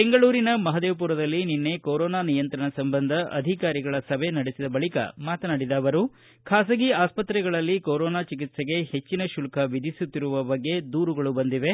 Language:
Kannada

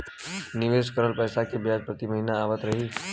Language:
Bhojpuri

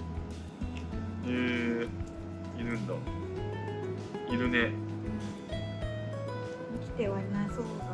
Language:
Japanese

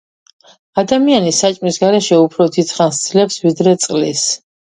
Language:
Georgian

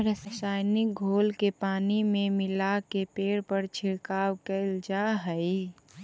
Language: Magahi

